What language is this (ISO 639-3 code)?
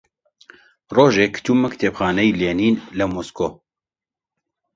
ckb